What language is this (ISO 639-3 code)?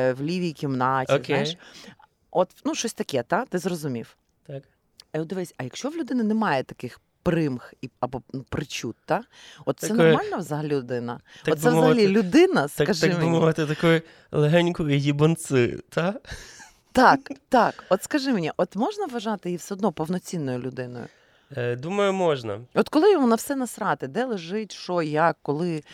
ukr